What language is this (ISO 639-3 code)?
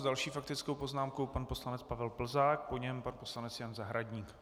ces